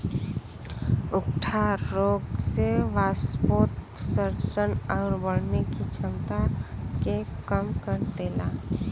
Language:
Bhojpuri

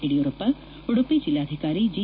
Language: Kannada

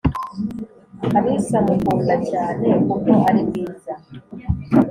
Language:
Kinyarwanda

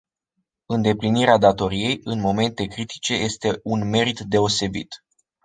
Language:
Romanian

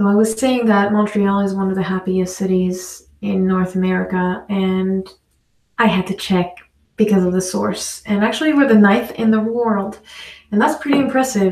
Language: French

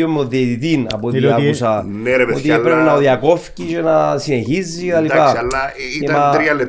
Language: Greek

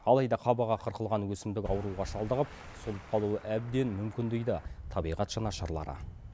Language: Kazakh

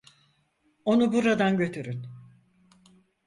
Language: Turkish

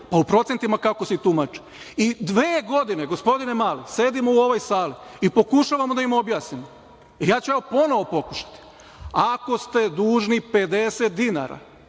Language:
Serbian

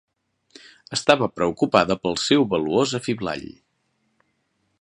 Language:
Catalan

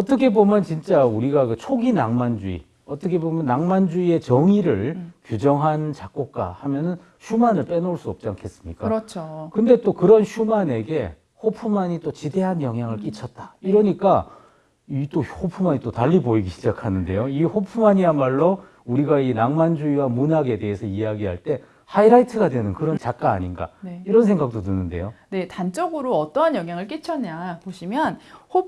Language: Korean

